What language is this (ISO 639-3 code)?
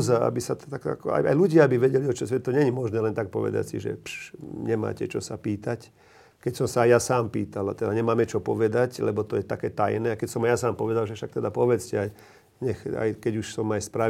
slk